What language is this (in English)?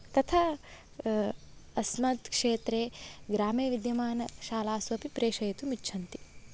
Sanskrit